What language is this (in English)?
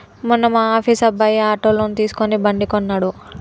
Telugu